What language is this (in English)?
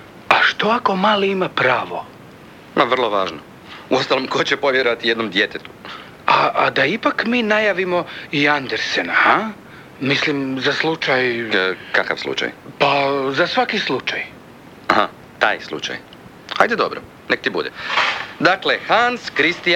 Croatian